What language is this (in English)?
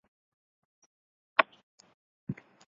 Chinese